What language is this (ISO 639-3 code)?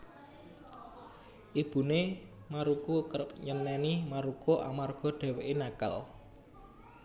jav